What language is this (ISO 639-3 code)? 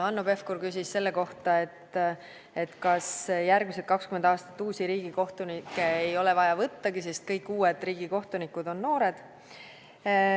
est